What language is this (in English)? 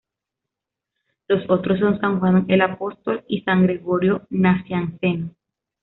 Spanish